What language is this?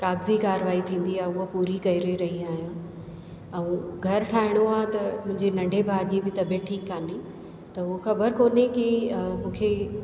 Sindhi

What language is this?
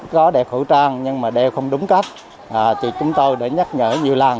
Vietnamese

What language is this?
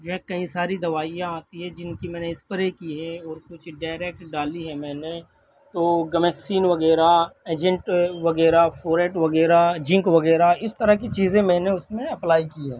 Urdu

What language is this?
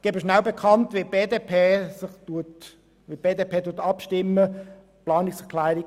Swiss German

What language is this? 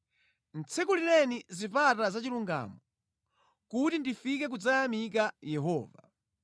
Nyanja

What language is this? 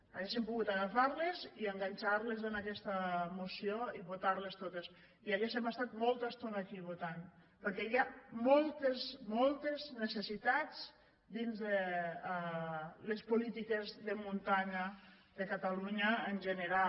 Catalan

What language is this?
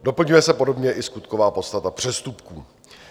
Czech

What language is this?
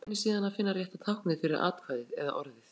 Icelandic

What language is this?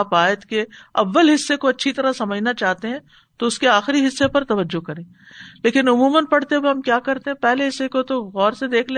Urdu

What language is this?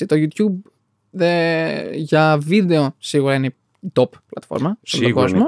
Greek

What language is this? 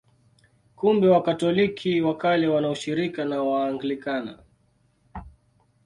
Swahili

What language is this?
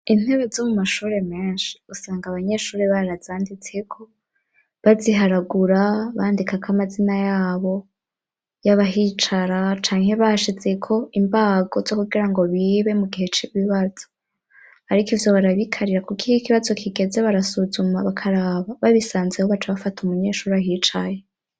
Rundi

